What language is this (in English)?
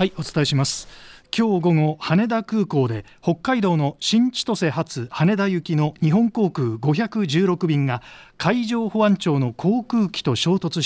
Japanese